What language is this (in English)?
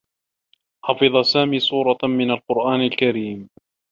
Arabic